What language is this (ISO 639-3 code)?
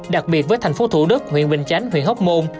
vie